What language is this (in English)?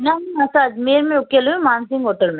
Sindhi